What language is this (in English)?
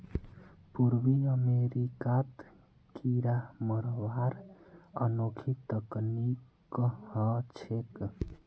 Magahi